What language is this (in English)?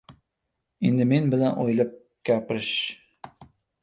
Uzbek